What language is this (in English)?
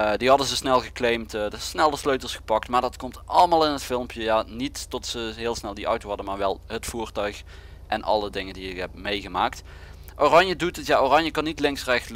Dutch